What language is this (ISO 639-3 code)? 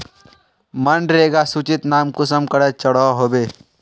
mag